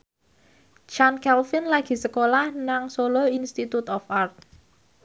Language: Javanese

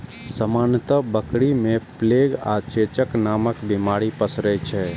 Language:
Maithili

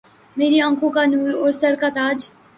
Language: Urdu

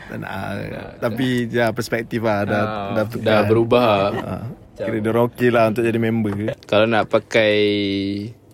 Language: Malay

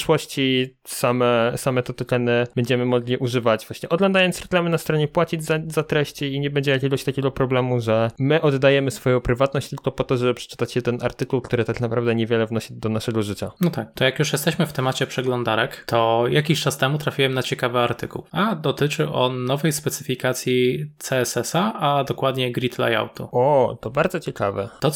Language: Polish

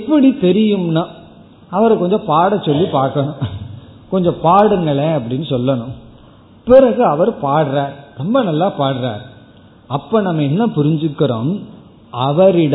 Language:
Tamil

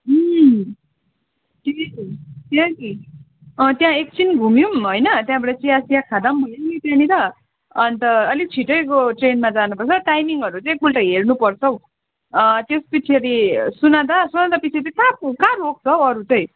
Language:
Nepali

